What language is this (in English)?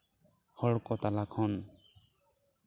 Santali